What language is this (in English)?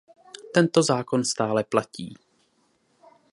Czech